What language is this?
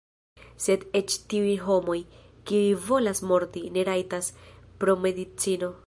Esperanto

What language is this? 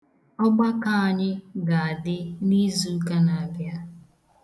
Igbo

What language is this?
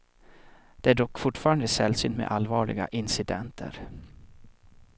Swedish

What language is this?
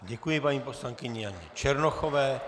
Czech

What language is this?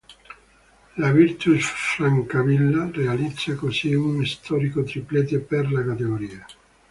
Italian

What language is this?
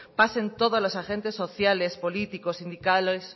Spanish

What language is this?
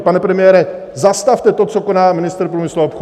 Czech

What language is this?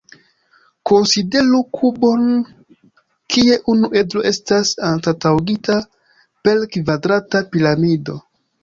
Esperanto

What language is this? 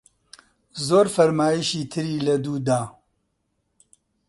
Central Kurdish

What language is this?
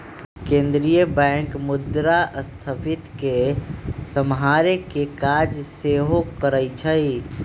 Magahi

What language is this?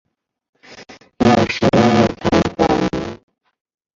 Chinese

